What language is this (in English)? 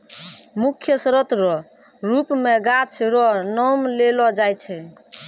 Maithili